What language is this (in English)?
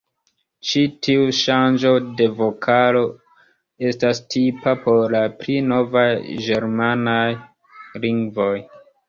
Esperanto